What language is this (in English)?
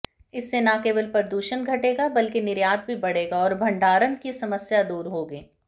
Hindi